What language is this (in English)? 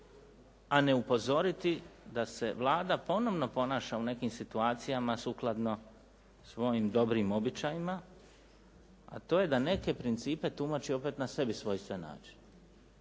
Croatian